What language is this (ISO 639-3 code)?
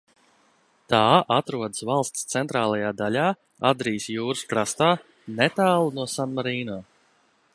lav